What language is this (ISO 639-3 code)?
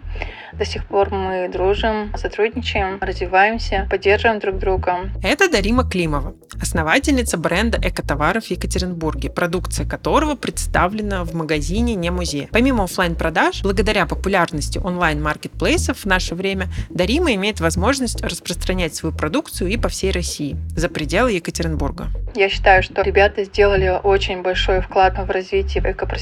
rus